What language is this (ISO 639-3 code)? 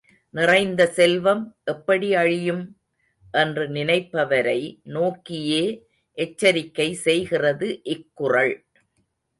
tam